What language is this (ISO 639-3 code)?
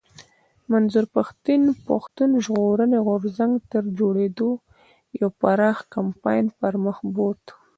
pus